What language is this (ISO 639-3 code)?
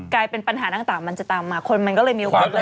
tha